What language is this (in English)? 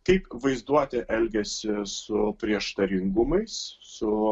Lithuanian